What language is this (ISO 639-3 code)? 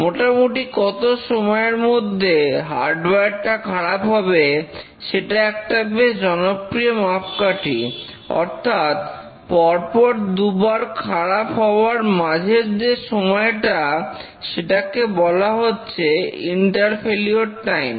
ben